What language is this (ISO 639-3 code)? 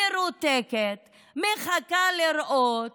heb